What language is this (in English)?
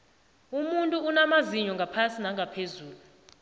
South Ndebele